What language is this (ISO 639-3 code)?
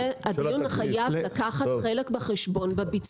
heb